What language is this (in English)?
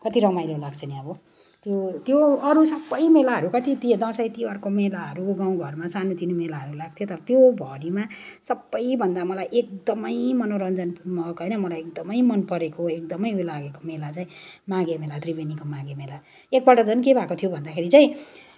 Nepali